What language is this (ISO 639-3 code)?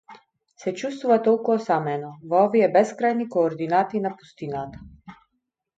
mkd